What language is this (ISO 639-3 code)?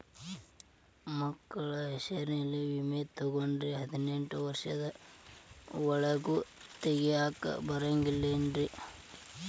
kan